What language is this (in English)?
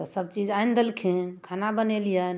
Maithili